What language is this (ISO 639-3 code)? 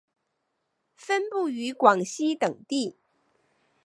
zho